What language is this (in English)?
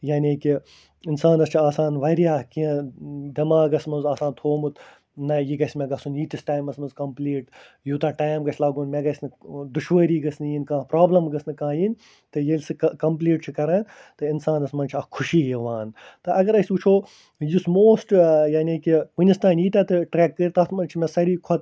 Kashmiri